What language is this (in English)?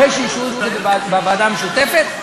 Hebrew